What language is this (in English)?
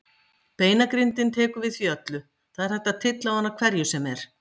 Icelandic